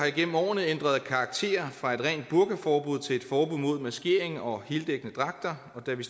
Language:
Danish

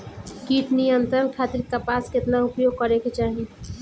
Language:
Bhojpuri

